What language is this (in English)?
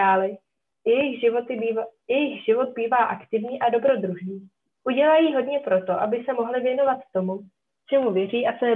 Czech